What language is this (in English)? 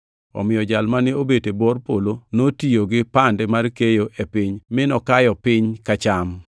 Luo (Kenya and Tanzania)